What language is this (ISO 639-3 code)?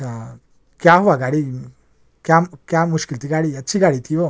urd